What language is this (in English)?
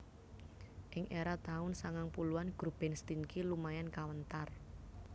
Javanese